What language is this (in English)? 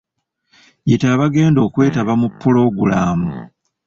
Ganda